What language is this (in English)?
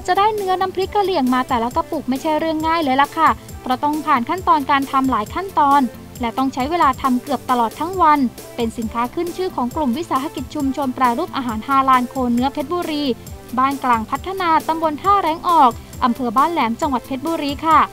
Thai